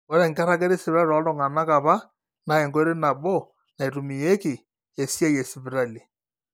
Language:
Masai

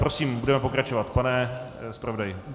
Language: Czech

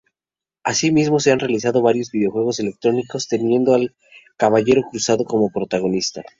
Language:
Spanish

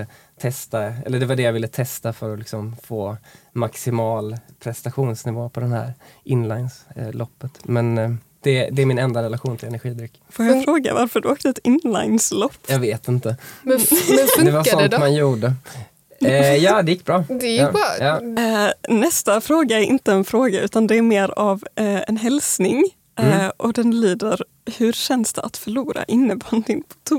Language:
Swedish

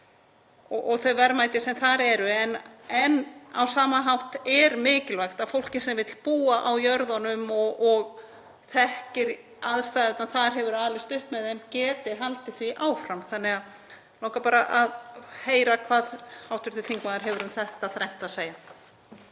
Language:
Icelandic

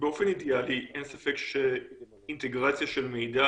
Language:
Hebrew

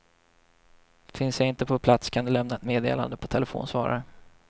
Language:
Swedish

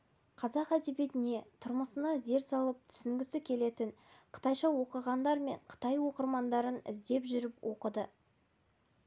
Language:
Kazakh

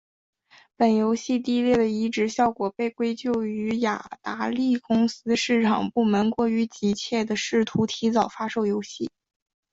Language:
Chinese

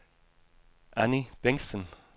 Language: Danish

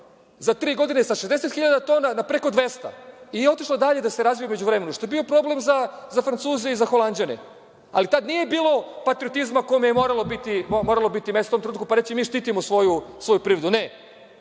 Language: Serbian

